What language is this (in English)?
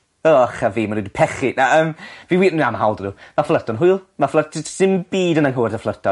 Welsh